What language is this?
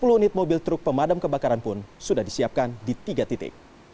Indonesian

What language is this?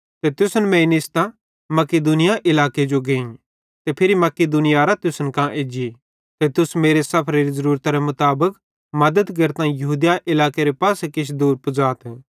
Bhadrawahi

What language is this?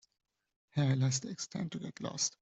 English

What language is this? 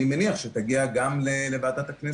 Hebrew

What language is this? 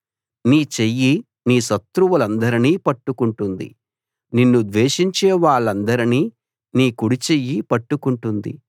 Telugu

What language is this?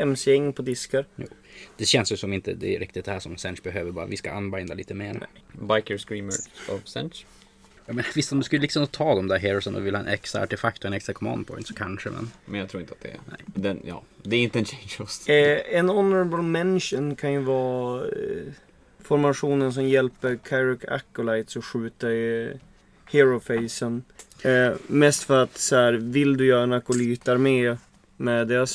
Swedish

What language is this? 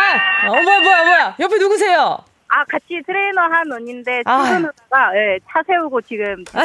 Korean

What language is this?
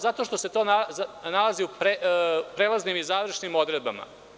Serbian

